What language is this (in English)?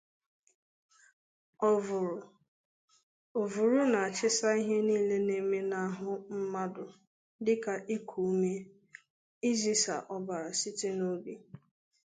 Igbo